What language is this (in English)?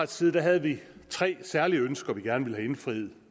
Danish